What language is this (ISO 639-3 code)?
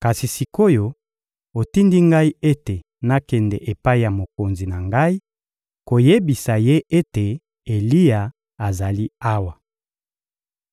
lin